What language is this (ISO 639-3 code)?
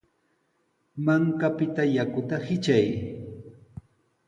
qws